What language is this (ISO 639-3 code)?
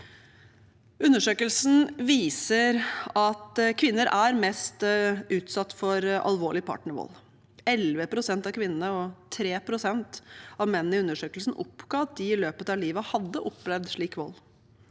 nor